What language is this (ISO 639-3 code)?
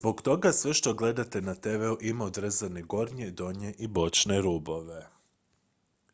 hrv